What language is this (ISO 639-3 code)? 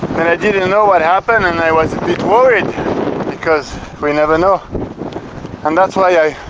eng